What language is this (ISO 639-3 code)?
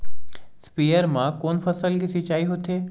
hne